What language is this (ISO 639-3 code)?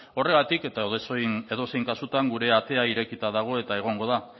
eus